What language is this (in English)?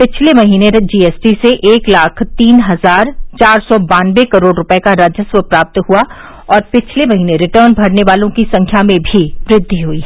Hindi